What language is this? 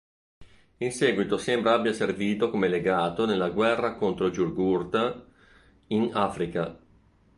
Italian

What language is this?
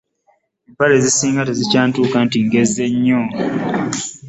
Ganda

